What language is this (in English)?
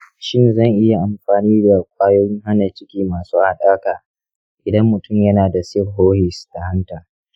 Hausa